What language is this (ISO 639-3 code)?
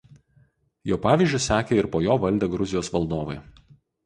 lit